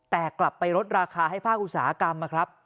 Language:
Thai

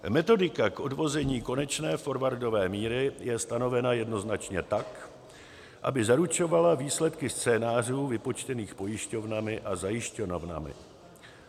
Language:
Czech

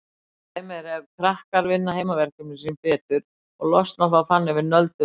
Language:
Icelandic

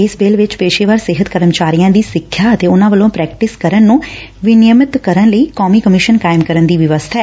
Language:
Punjabi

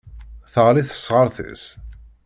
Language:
Kabyle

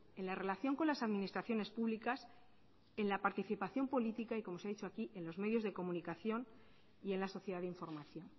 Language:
Spanish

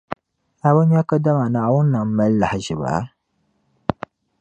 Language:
Dagbani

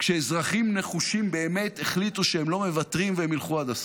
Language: Hebrew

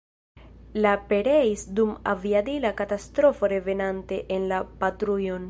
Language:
Esperanto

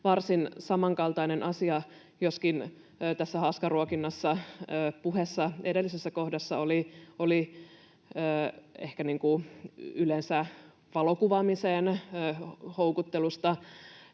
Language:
Finnish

